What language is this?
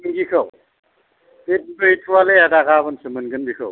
Bodo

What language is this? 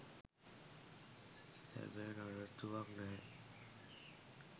Sinhala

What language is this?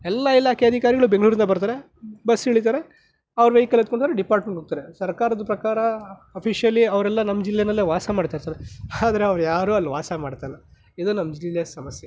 Kannada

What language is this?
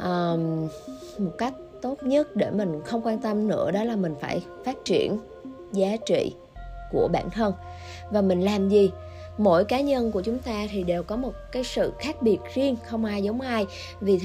Vietnamese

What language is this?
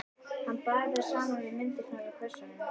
Icelandic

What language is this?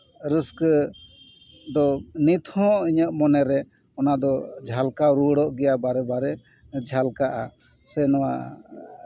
Santali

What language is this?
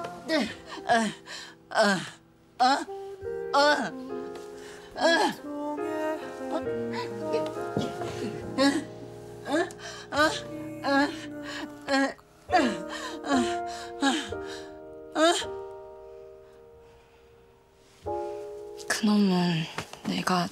Korean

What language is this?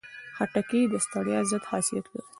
Pashto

